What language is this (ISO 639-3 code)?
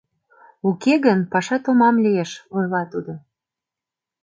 chm